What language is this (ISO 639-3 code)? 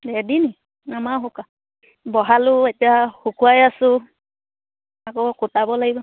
asm